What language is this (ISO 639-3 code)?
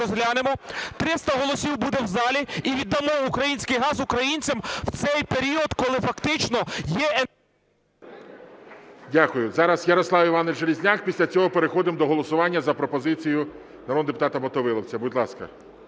ukr